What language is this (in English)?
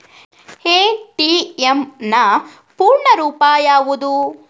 Kannada